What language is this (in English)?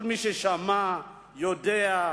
Hebrew